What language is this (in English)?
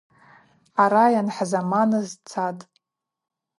Abaza